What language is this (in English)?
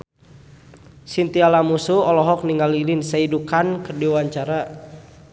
Sundanese